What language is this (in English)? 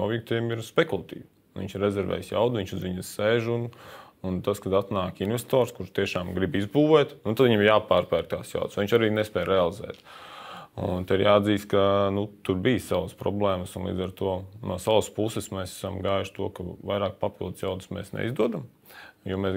Latvian